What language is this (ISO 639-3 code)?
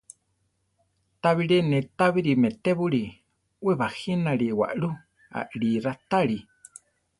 tar